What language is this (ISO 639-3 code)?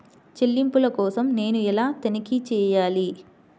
tel